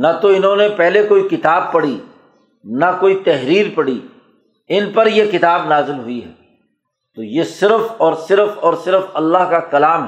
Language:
Urdu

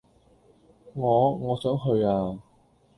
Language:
Cantonese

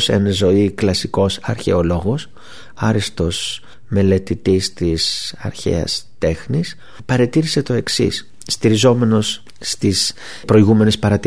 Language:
Greek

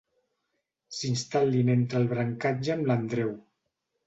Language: Catalan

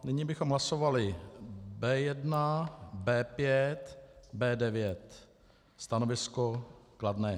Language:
Czech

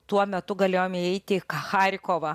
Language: Lithuanian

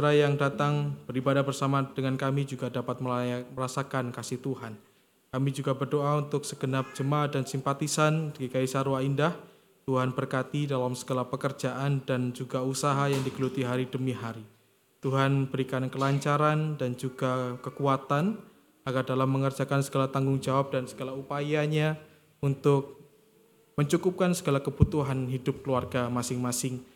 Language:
Indonesian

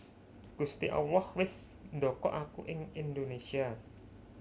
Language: Javanese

